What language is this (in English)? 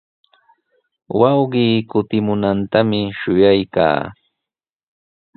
Sihuas Ancash Quechua